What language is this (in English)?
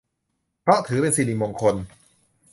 Thai